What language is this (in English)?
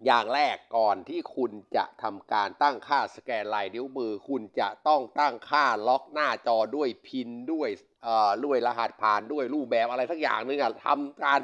Thai